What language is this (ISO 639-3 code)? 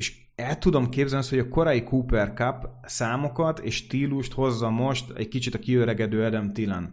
hun